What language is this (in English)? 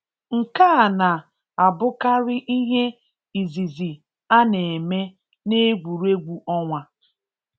Igbo